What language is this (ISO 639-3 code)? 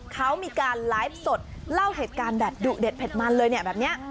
tha